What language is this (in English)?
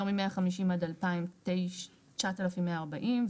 Hebrew